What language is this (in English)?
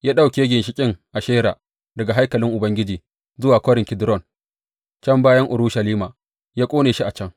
Hausa